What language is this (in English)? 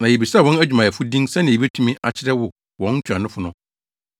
Akan